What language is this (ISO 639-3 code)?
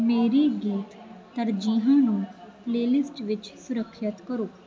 pan